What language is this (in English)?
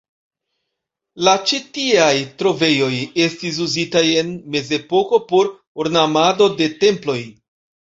Esperanto